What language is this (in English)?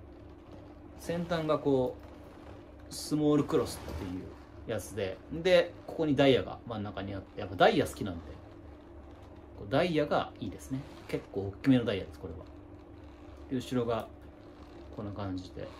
Japanese